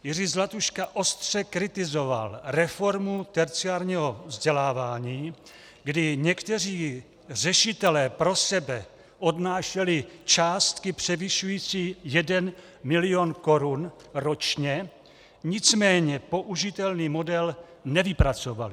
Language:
Czech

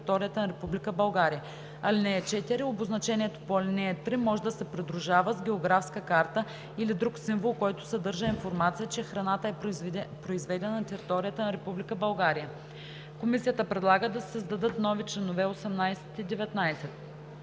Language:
Bulgarian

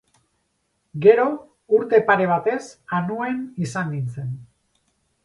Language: Basque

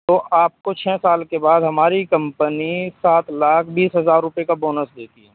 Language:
Urdu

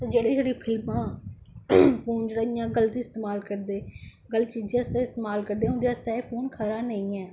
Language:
Dogri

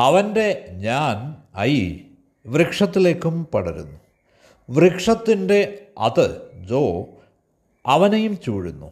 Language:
Malayalam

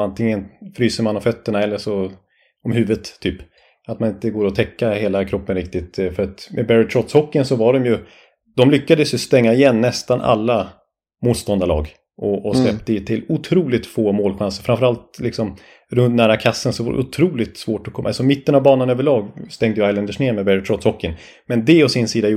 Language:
Swedish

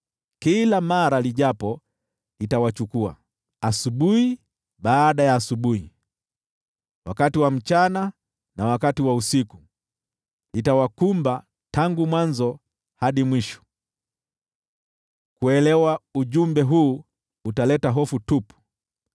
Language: Swahili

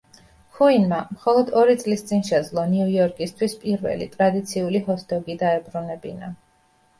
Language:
Georgian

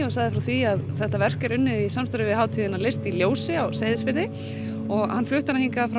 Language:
Icelandic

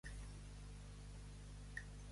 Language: Catalan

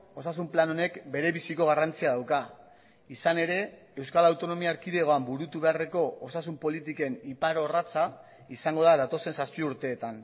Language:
Basque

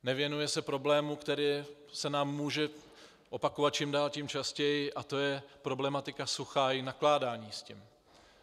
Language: Czech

